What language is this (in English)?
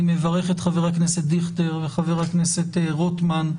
Hebrew